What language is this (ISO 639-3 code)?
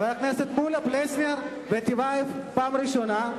heb